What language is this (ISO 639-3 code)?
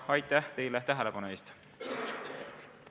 est